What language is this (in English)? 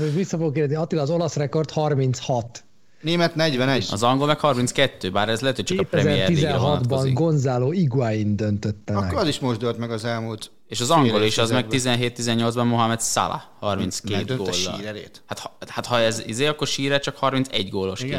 Hungarian